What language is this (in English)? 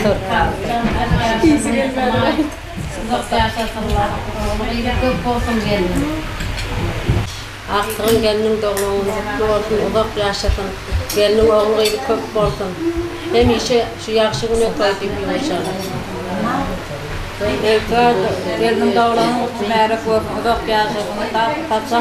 Turkish